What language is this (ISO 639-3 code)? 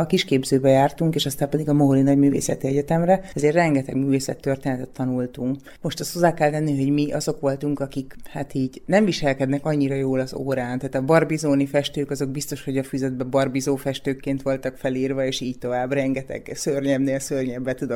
hun